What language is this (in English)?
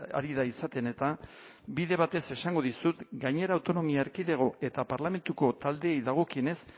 Basque